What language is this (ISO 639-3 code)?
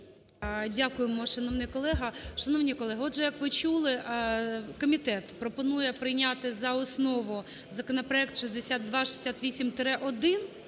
ukr